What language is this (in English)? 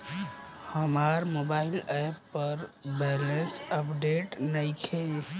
Bhojpuri